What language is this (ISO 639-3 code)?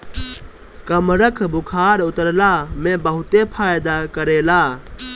bho